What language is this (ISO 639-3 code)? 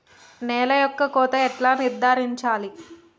tel